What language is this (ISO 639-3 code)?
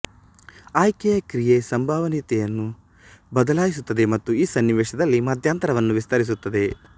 kan